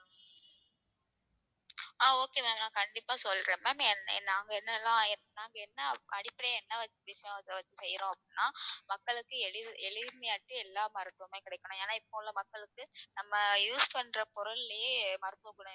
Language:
Tamil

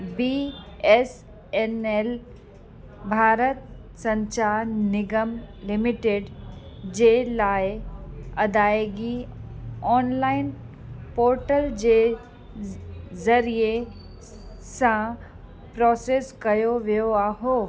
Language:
Sindhi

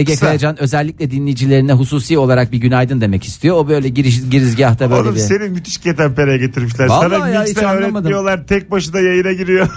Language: Turkish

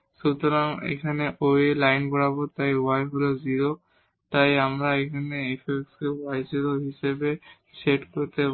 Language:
Bangla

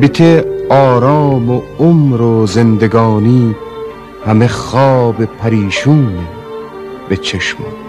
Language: Persian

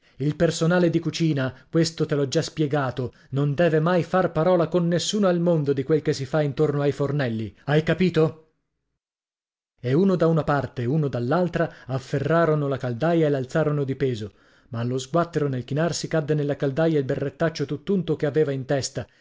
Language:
Italian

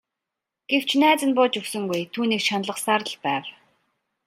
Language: Mongolian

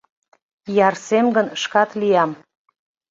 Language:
Mari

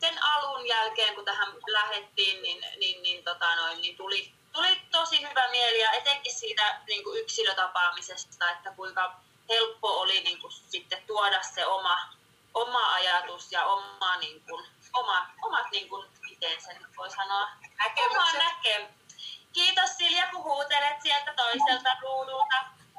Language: Finnish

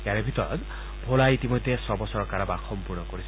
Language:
Assamese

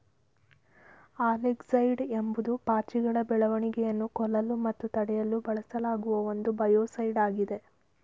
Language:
Kannada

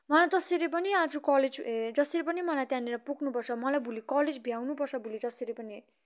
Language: Nepali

